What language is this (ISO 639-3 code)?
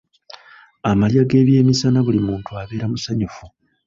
lug